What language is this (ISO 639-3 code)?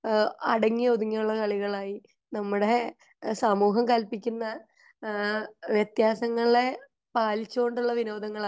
mal